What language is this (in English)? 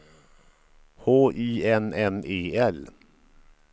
Swedish